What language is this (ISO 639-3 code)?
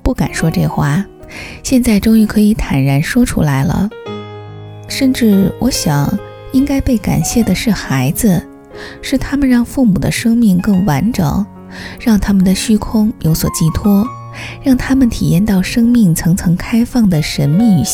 zho